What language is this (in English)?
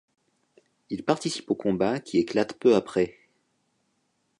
French